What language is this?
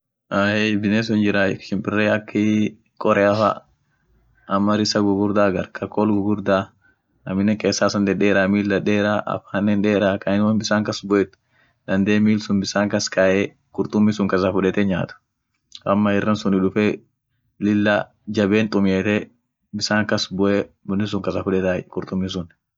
Orma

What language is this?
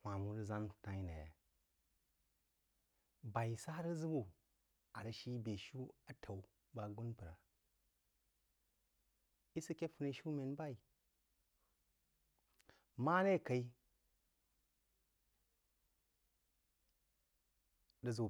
Jiba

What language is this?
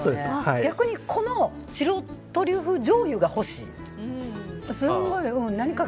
Japanese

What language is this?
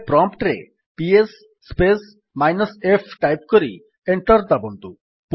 Odia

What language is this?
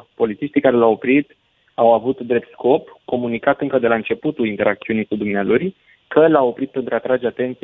Romanian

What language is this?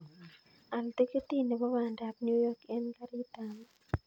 Kalenjin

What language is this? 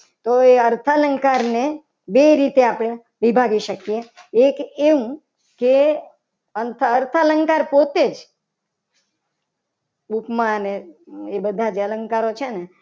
Gujarati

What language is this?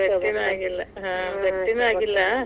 Kannada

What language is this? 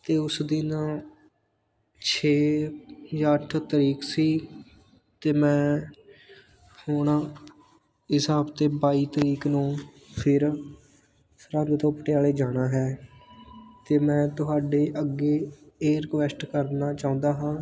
Punjabi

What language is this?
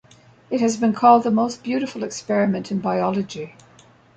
English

